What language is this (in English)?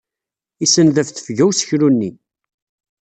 Kabyle